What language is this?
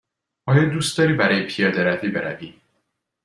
Persian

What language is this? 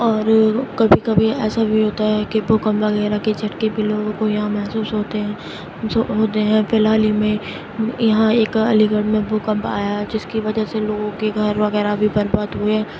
Urdu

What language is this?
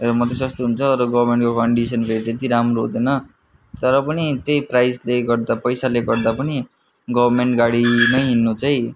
Nepali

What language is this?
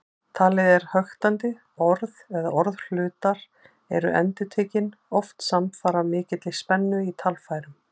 Icelandic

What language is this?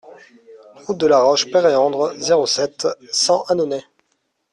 French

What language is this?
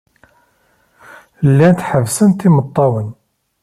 Kabyle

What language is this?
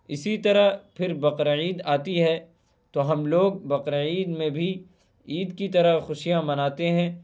Urdu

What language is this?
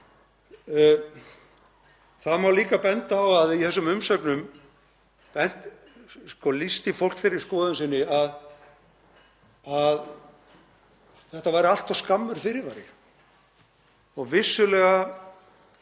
Icelandic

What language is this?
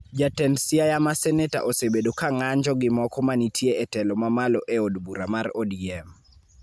Luo (Kenya and Tanzania)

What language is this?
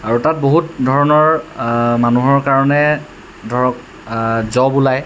Assamese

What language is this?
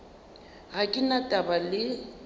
Northern Sotho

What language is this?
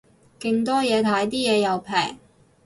Cantonese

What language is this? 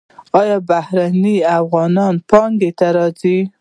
Pashto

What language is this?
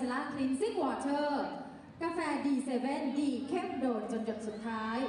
Thai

